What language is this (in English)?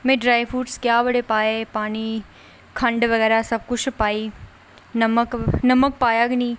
Dogri